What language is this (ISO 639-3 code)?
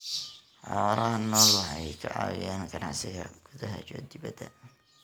som